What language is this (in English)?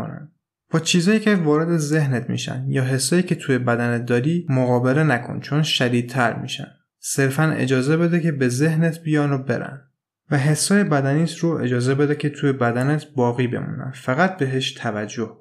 Persian